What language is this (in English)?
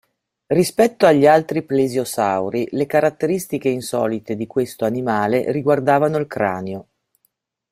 Italian